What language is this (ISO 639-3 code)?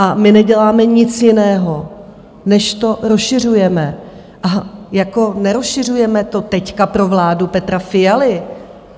ces